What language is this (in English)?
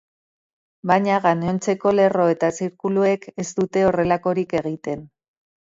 Basque